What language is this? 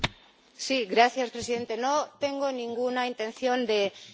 Spanish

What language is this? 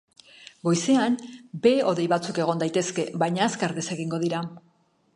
Basque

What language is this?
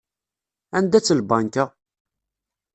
Kabyle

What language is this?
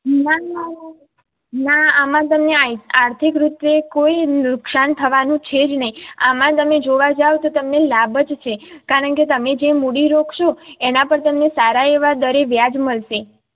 Gujarati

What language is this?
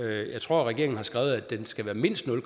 Danish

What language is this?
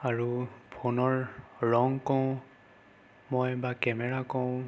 Assamese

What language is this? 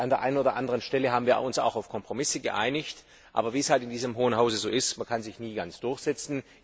German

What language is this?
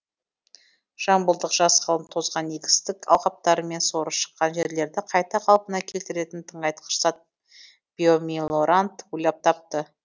Kazakh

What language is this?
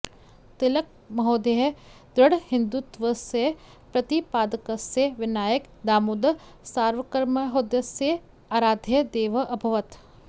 Sanskrit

